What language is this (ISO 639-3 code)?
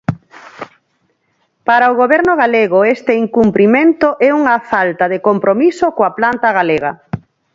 glg